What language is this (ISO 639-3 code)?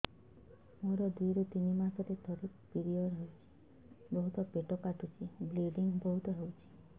ori